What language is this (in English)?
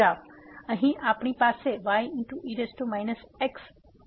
Gujarati